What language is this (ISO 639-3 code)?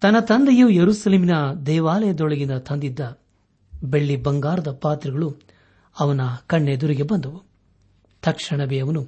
kan